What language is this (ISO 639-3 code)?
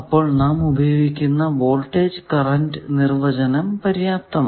mal